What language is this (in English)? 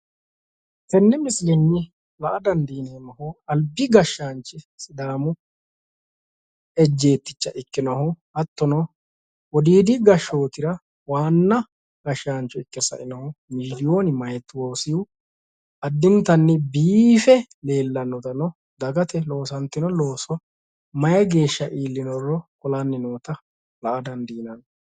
Sidamo